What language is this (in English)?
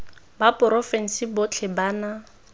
Tswana